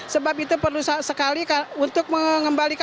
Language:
Indonesian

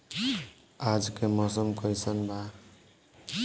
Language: Bhojpuri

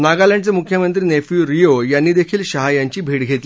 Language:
Marathi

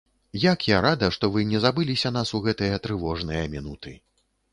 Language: Belarusian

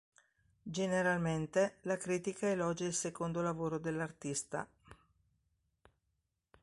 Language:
Italian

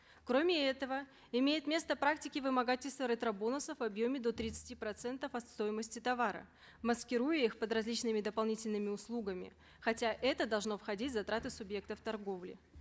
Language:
Kazakh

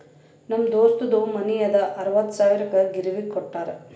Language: Kannada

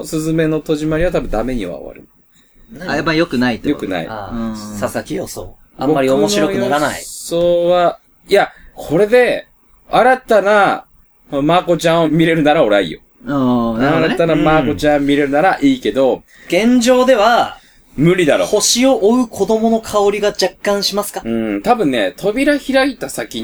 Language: Japanese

